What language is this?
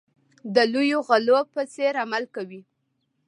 Pashto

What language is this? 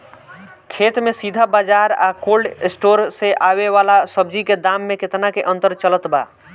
Bhojpuri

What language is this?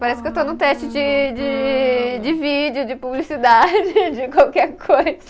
Portuguese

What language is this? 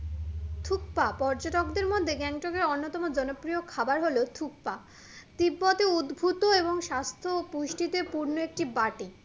Bangla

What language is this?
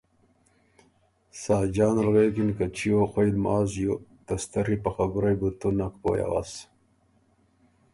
Ormuri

